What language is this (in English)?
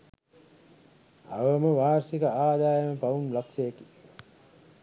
Sinhala